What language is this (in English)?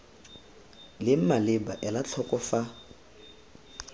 Tswana